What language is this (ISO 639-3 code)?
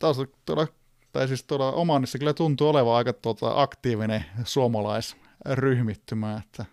fin